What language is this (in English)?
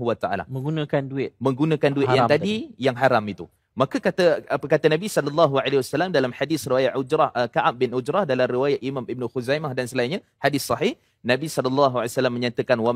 Malay